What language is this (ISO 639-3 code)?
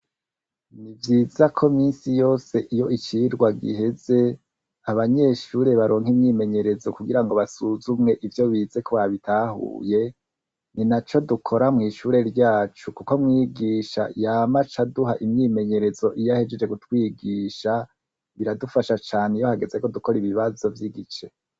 run